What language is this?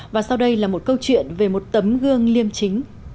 Vietnamese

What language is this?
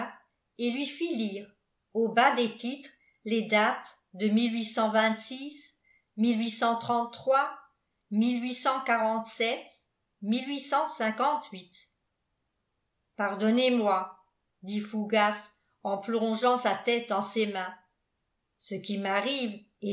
French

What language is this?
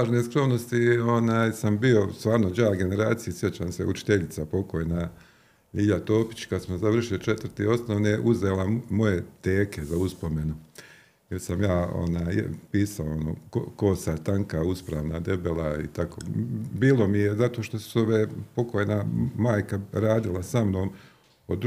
Croatian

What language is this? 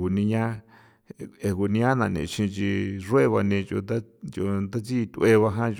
San Felipe Otlaltepec Popoloca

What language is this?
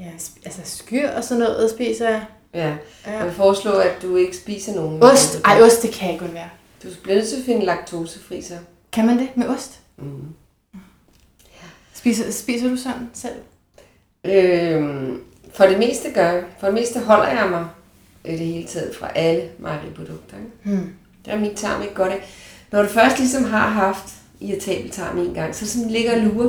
Danish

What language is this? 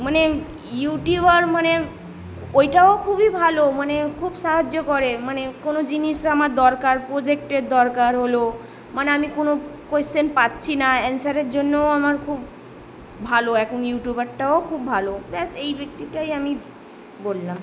Bangla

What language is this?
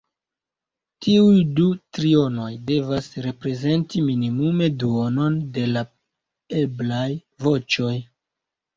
Esperanto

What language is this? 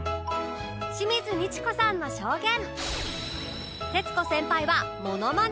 Japanese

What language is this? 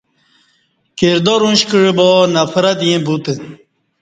Kati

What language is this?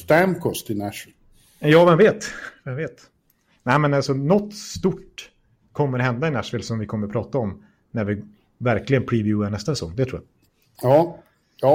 Swedish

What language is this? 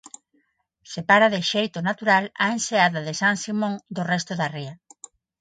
Galician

